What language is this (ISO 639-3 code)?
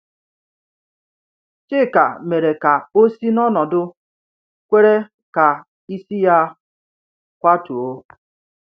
ibo